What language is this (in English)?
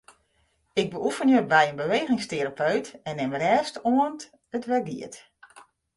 Western Frisian